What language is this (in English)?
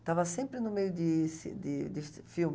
Portuguese